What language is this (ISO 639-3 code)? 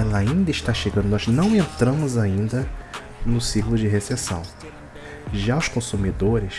por